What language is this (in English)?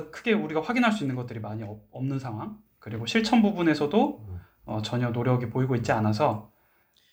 Korean